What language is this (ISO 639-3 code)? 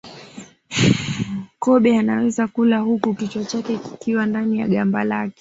swa